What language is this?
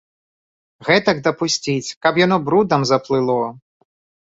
Belarusian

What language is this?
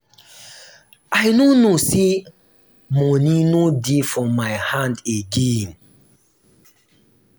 Nigerian Pidgin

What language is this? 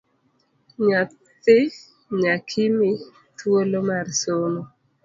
Luo (Kenya and Tanzania)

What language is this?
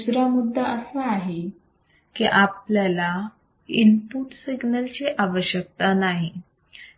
Marathi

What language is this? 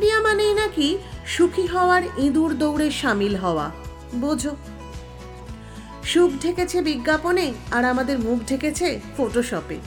Bangla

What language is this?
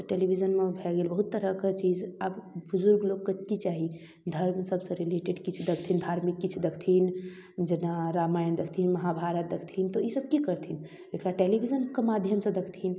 Maithili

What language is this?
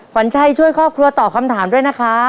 Thai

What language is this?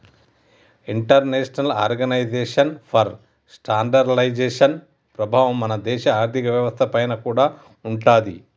Telugu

